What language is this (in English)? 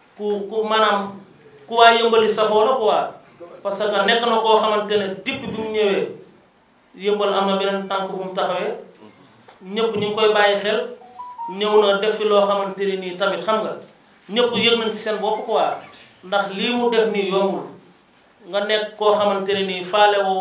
Indonesian